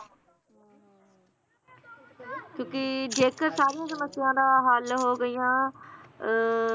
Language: Punjabi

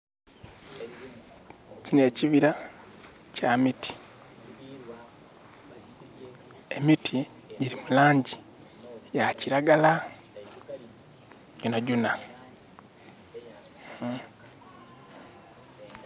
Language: Soga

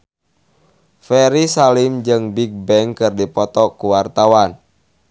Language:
Sundanese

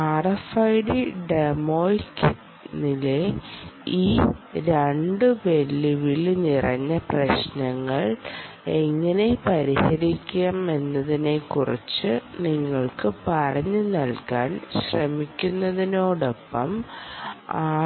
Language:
Malayalam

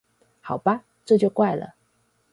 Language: Chinese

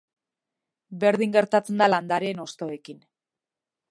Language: Basque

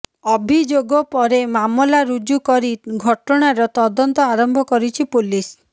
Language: Odia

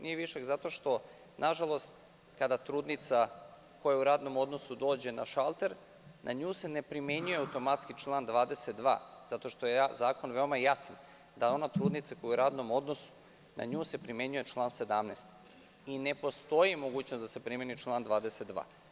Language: Serbian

